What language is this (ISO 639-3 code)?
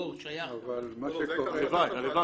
heb